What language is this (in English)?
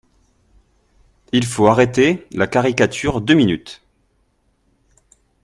French